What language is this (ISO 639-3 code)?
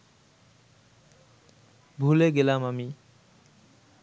ben